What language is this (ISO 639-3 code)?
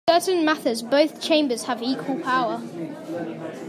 eng